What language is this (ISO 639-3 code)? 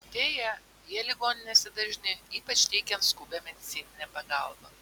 lit